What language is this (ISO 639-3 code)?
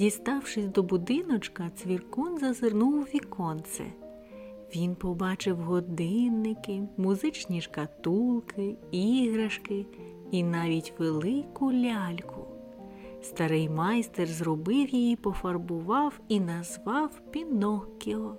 ukr